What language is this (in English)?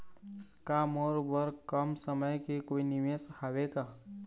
Chhattisgarhi